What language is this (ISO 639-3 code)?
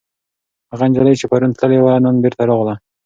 pus